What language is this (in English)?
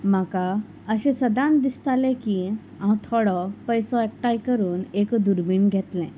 Konkani